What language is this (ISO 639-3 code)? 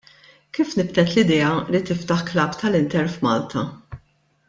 mlt